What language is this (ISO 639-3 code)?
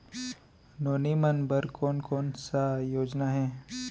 hne